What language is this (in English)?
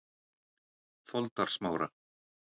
Icelandic